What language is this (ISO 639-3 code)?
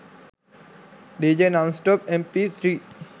sin